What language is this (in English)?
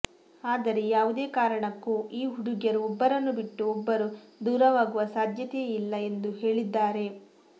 Kannada